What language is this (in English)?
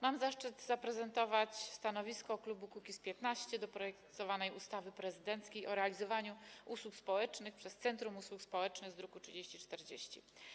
Polish